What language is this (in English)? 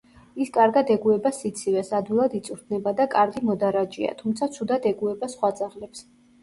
Georgian